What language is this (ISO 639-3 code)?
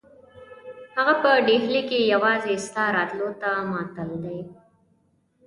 pus